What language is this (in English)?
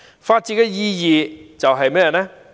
Cantonese